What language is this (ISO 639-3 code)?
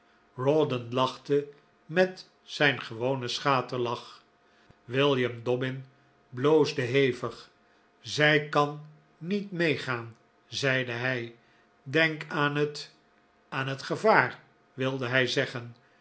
nld